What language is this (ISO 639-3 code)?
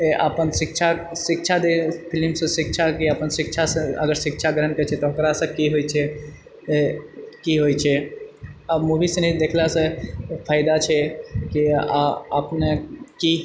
mai